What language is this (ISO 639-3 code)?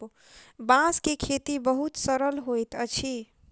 mai